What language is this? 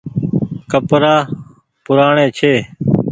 Goaria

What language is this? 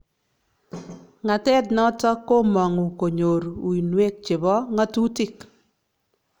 Kalenjin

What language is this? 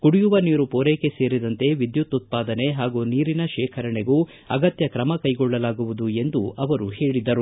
Kannada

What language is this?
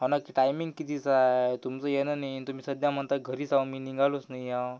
Marathi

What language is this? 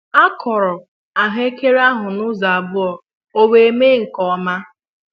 Igbo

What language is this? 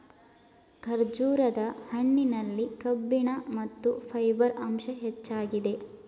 Kannada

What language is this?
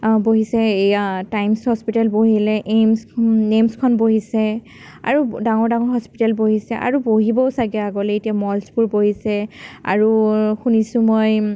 Assamese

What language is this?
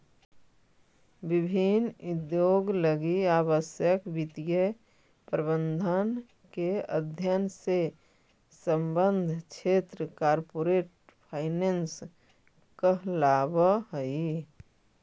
Magahi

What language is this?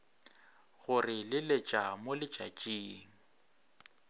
Northern Sotho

